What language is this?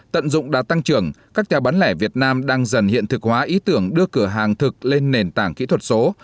Vietnamese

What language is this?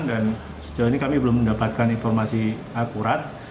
Indonesian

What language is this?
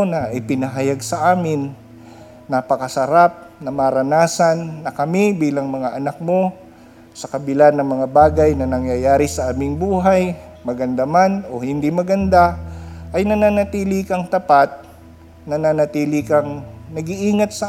Filipino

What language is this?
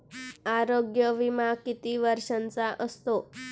Marathi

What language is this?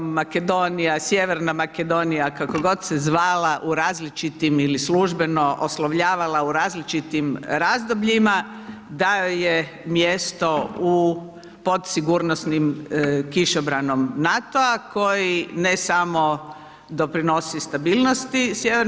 Croatian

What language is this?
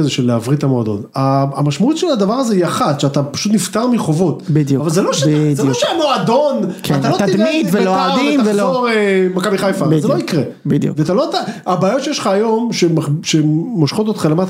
Hebrew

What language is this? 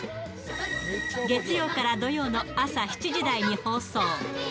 Japanese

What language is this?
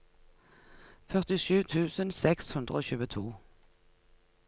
Norwegian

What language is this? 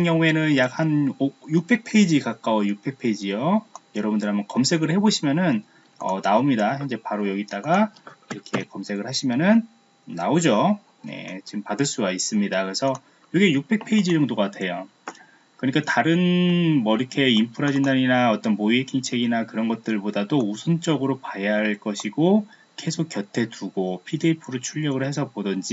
Korean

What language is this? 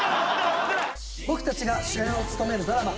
Japanese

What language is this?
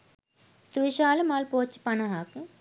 Sinhala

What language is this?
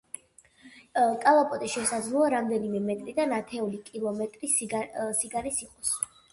Georgian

